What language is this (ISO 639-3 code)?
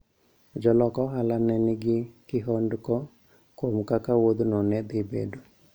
luo